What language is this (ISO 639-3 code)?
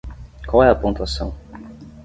por